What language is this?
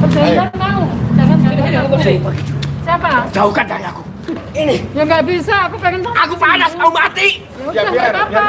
Indonesian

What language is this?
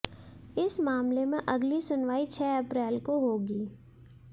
Hindi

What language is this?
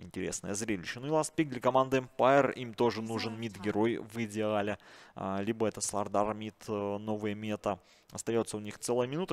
Russian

